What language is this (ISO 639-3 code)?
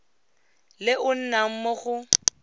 tsn